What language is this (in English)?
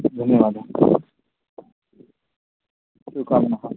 Sanskrit